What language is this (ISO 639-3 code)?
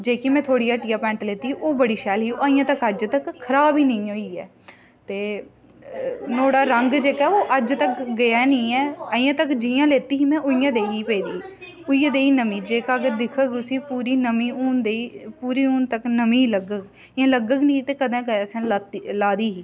doi